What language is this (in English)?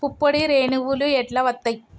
Telugu